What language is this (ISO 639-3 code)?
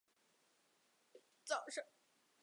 zho